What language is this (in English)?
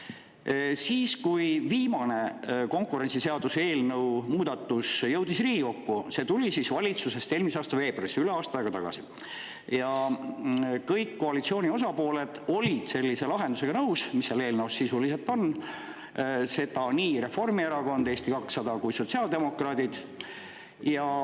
Estonian